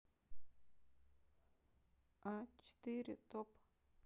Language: Russian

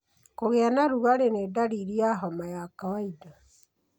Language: Kikuyu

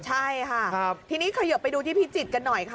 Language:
Thai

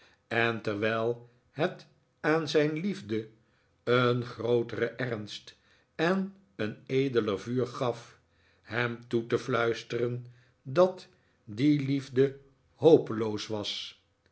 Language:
Dutch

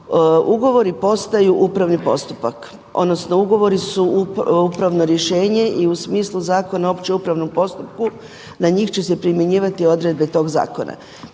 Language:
Croatian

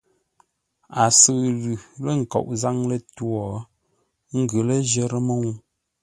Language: Ngombale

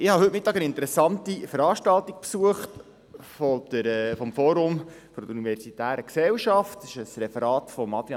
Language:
Swiss German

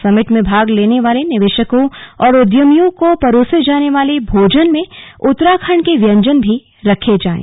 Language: Hindi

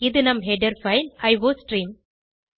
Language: Tamil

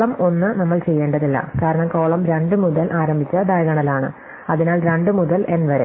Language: Malayalam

